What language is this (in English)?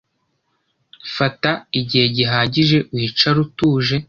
Kinyarwanda